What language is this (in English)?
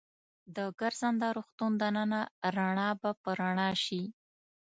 Pashto